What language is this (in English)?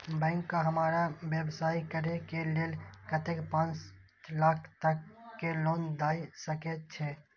Maithili